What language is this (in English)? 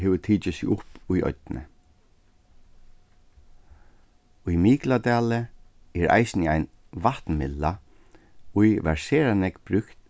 Faroese